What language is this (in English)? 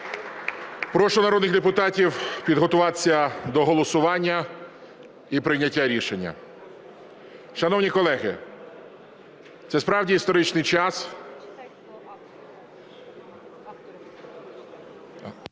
Ukrainian